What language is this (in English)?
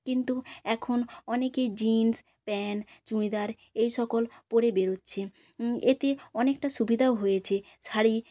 Bangla